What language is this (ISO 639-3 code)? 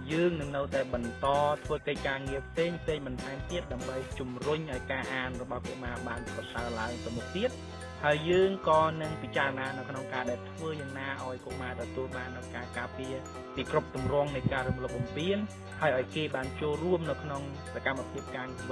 tha